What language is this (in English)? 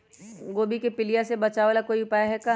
Magahi